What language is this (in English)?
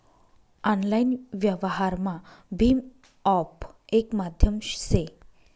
Marathi